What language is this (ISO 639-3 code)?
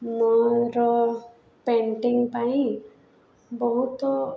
ori